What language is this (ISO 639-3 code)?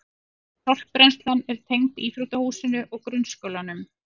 isl